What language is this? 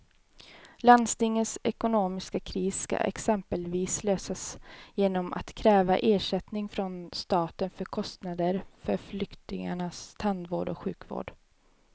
Swedish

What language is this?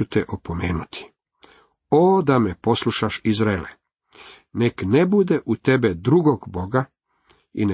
Croatian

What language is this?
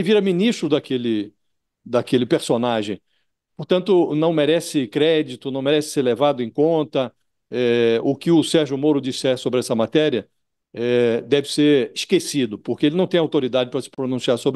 Portuguese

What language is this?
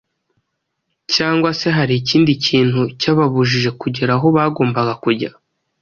Kinyarwanda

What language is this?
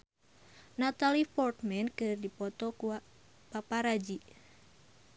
Sundanese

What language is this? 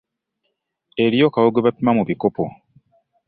Ganda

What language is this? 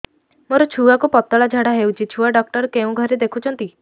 Odia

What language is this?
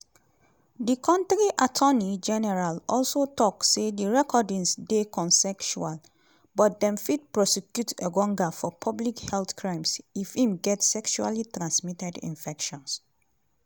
Nigerian Pidgin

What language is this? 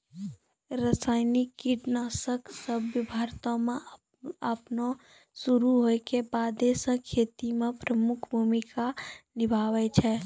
Maithili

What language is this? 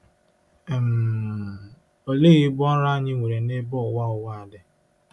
Igbo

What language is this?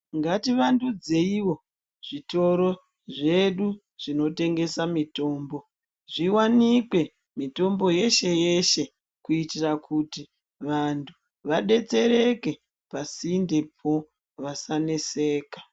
Ndau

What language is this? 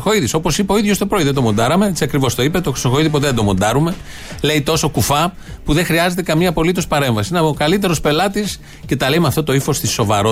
Greek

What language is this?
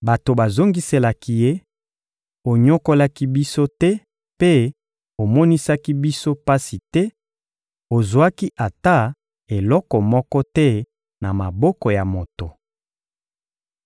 Lingala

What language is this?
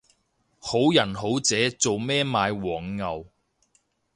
Cantonese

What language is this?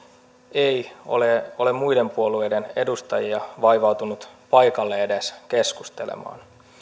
Finnish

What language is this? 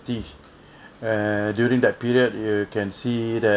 English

